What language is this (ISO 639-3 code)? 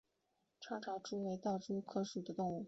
zho